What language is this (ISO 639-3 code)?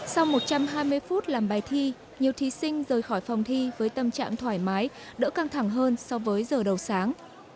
vie